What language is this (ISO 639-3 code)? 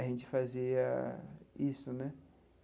por